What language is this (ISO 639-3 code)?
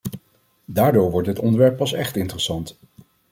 nld